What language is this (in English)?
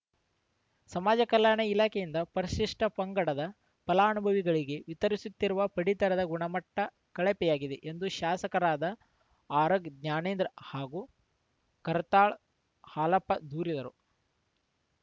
Kannada